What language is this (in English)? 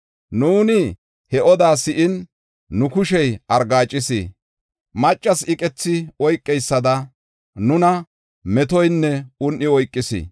Gofa